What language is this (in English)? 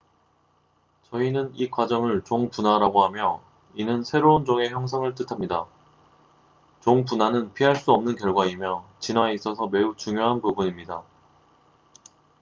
Korean